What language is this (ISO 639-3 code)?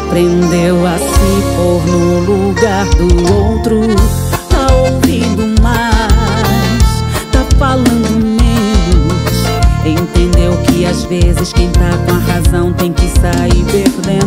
por